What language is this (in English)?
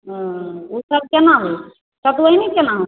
Maithili